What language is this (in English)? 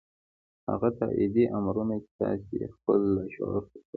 Pashto